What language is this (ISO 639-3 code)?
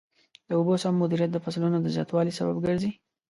pus